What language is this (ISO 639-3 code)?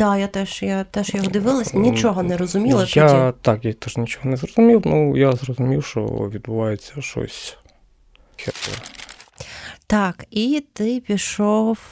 ukr